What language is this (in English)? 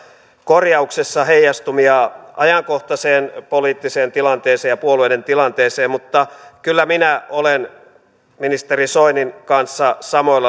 Finnish